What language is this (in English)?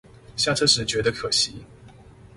Chinese